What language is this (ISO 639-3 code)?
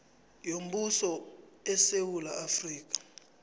nbl